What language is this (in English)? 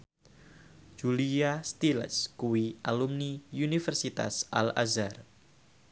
Javanese